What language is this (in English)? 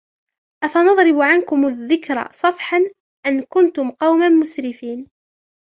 Arabic